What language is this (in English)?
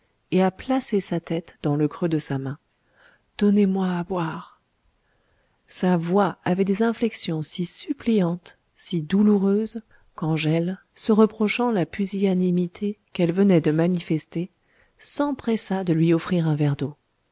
French